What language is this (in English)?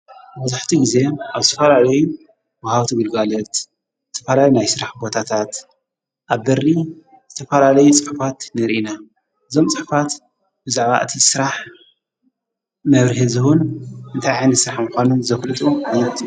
Tigrinya